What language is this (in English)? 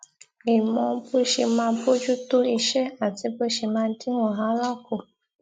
Yoruba